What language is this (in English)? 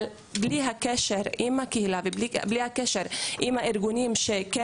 Hebrew